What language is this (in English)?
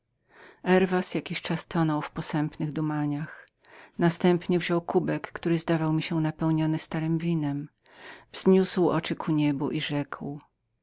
Polish